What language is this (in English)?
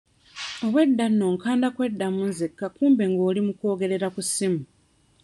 Ganda